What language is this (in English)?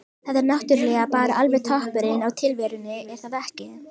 Icelandic